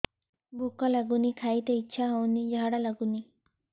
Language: Odia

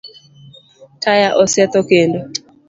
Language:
Luo (Kenya and Tanzania)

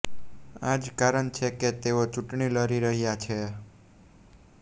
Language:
Gujarati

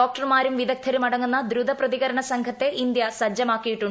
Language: Malayalam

